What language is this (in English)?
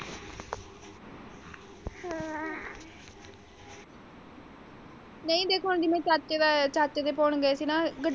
Punjabi